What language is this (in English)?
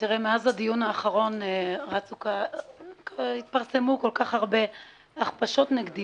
Hebrew